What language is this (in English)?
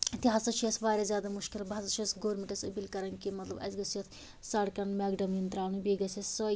Kashmiri